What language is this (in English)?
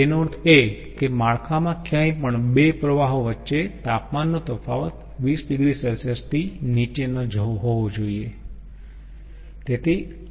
Gujarati